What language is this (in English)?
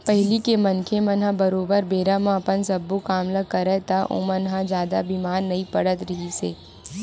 Chhattisgarhi